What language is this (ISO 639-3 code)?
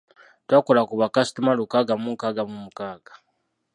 lug